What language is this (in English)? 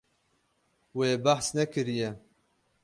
Kurdish